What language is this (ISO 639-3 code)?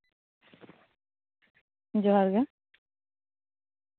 sat